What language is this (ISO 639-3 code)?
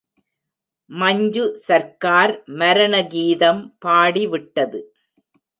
tam